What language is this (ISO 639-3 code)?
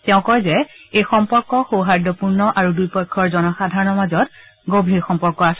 asm